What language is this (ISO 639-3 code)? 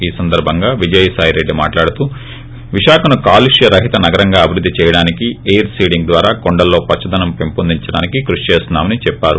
tel